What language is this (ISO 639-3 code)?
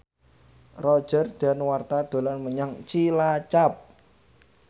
jav